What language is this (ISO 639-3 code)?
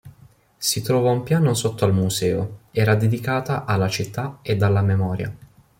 ita